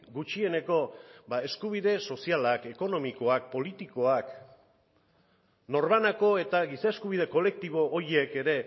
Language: Basque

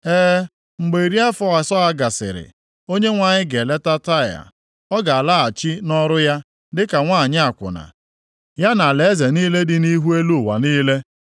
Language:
Igbo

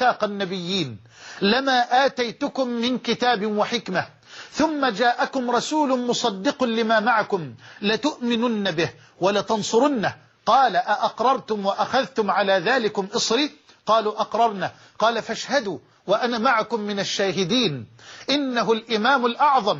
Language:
Arabic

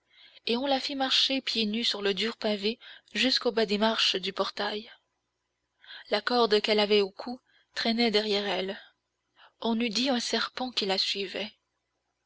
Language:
French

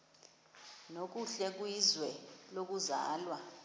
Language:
Xhosa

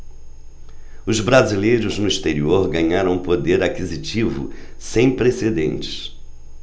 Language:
Portuguese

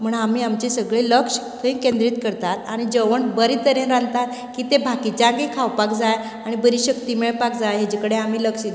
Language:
Konkani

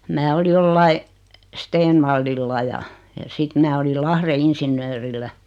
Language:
Finnish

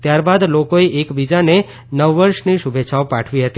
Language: Gujarati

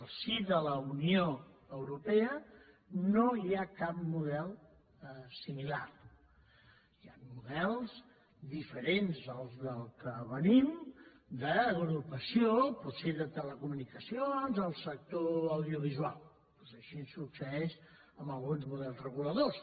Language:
Catalan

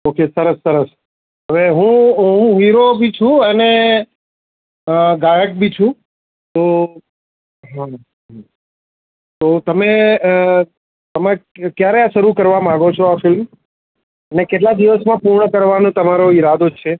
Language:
Gujarati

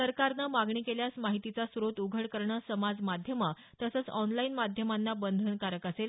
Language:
Marathi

